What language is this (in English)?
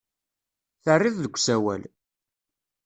Kabyle